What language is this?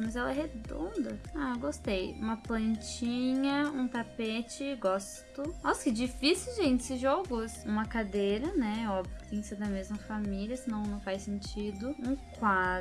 Portuguese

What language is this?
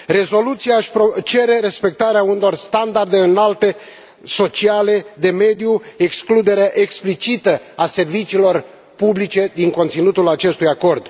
Romanian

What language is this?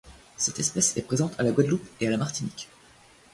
French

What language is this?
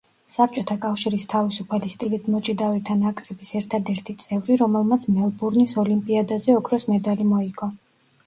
Georgian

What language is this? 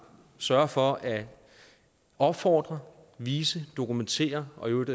Danish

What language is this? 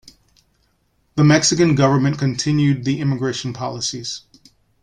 English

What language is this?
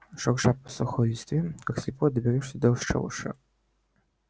Russian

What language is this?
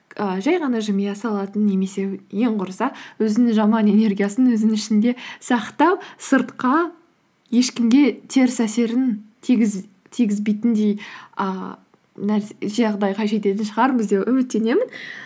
Kazakh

